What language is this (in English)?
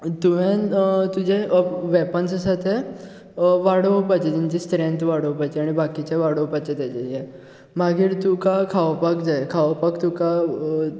Konkani